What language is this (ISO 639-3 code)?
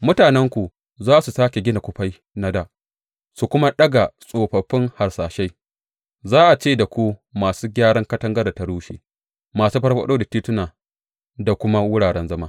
hau